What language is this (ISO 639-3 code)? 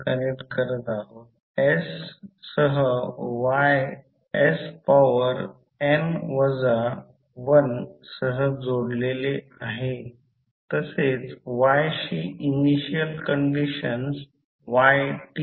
mar